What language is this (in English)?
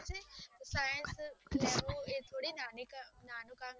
Gujarati